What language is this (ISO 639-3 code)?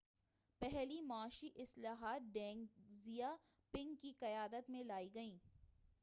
urd